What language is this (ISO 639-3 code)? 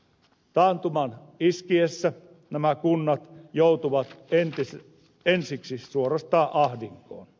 fin